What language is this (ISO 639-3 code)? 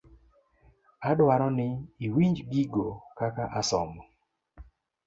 luo